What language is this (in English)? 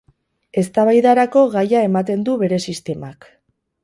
Basque